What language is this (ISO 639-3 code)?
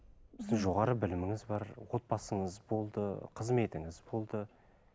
kaz